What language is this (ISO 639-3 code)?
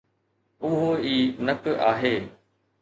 snd